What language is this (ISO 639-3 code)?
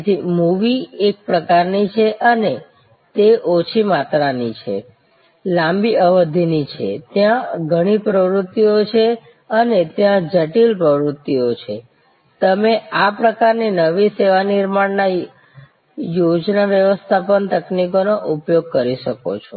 guj